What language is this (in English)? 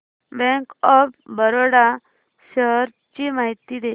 Marathi